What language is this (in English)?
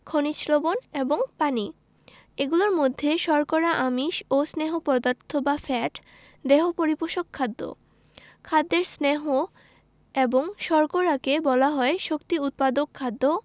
Bangla